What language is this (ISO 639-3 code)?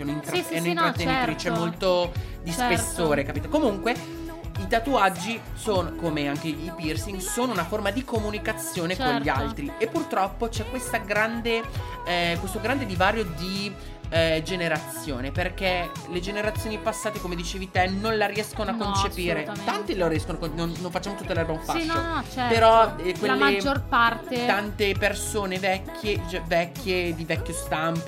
ita